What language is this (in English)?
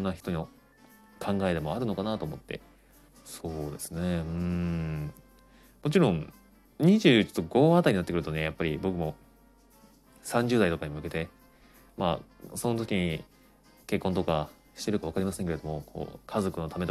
Japanese